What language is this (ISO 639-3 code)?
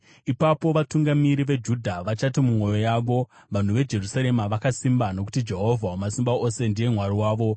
sna